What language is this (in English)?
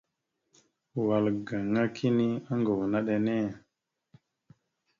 Mada (Cameroon)